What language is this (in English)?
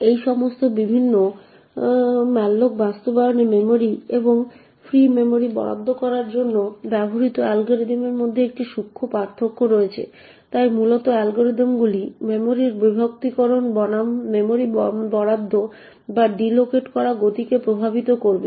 Bangla